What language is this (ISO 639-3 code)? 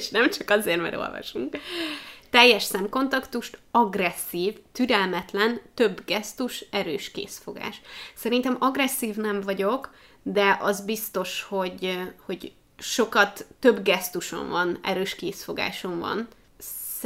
hun